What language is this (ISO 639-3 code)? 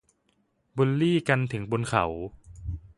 tha